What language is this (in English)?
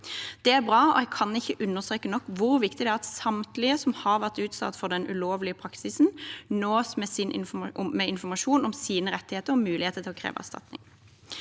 Norwegian